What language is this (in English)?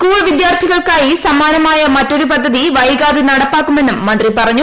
Malayalam